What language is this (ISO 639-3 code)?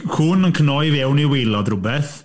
cym